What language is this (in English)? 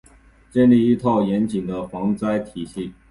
Chinese